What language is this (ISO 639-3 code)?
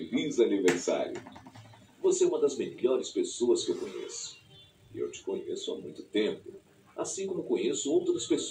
por